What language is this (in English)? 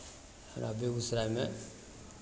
Maithili